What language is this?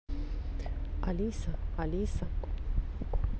Russian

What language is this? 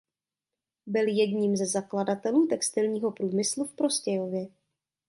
Czech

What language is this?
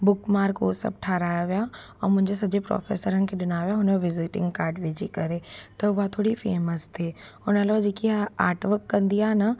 Sindhi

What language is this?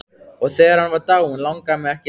Icelandic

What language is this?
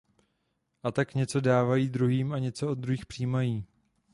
Czech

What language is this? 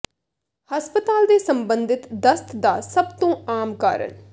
Punjabi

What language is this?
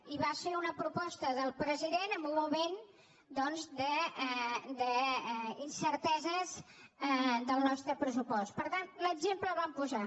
Catalan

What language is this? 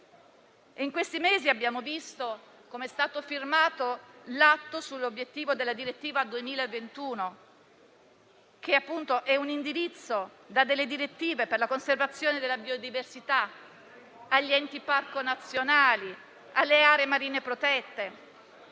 Italian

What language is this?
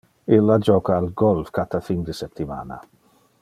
Interlingua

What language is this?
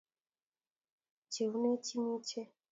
Kalenjin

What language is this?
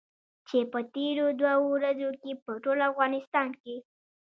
Pashto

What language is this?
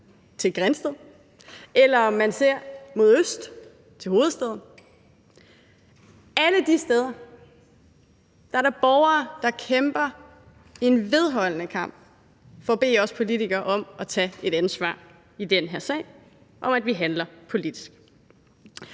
Danish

